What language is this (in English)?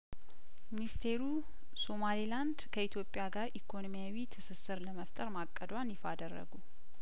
Amharic